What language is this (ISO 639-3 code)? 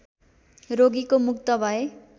nep